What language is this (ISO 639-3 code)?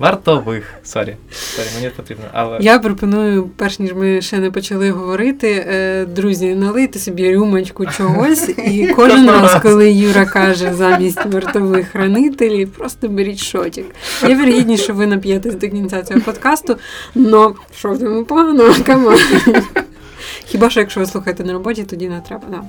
ukr